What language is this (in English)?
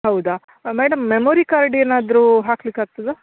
Kannada